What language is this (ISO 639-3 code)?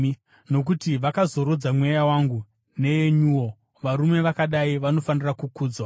sna